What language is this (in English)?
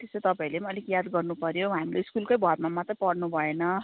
Nepali